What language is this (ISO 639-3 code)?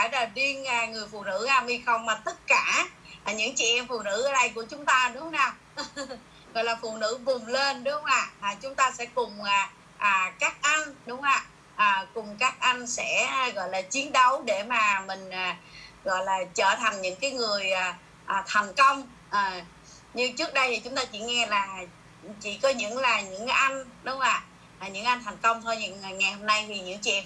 vie